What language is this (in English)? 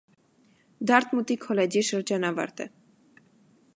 Armenian